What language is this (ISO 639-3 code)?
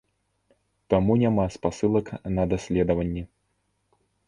bel